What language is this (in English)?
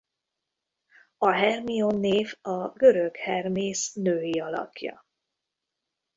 Hungarian